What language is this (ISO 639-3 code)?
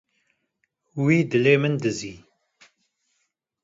kur